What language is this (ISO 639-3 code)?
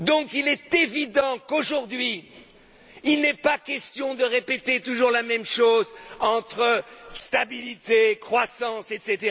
fra